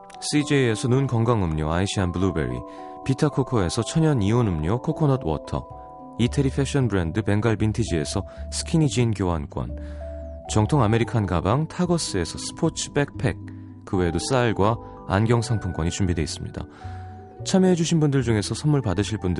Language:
Korean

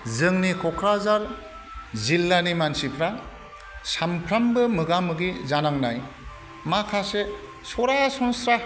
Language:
Bodo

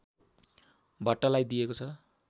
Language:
Nepali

